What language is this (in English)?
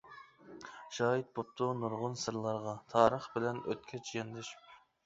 Uyghur